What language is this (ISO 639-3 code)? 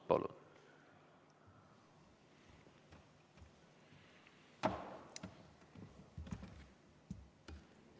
est